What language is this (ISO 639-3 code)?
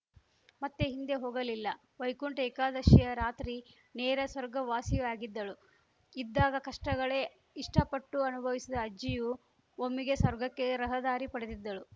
kan